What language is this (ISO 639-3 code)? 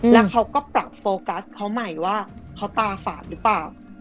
tha